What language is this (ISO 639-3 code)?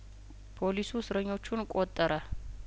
amh